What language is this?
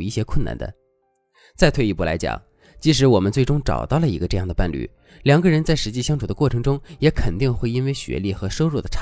Chinese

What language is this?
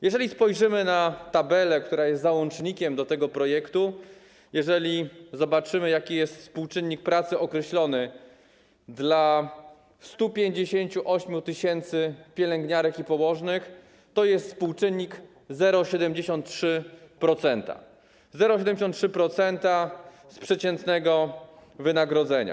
Polish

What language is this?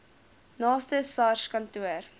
Afrikaans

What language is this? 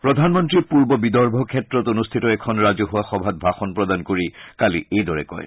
Assamese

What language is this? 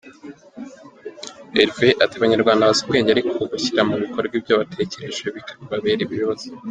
Kinyarwanda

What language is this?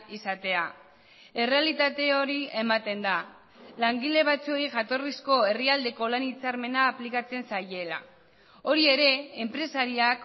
Basque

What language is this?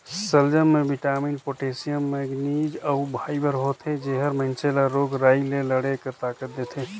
Chhattisgarhi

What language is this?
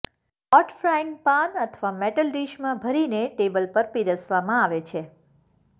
Gujarati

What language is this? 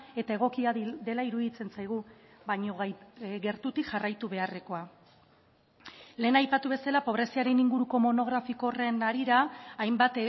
Basque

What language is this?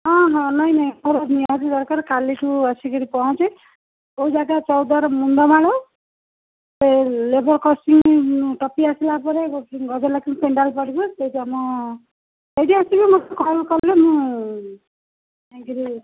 Odia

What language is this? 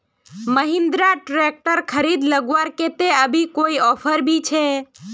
Magahi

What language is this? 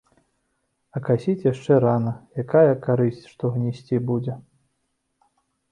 Belarusian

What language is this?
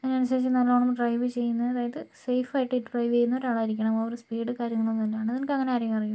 Malayalam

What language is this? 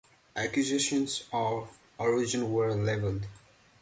English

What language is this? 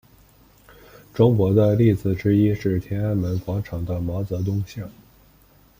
Chinese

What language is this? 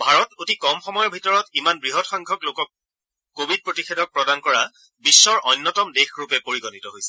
Assamese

